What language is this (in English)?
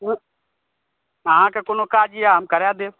Maithili